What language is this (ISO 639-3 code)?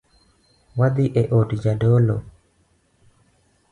luo